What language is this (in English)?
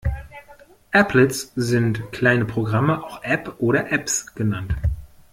German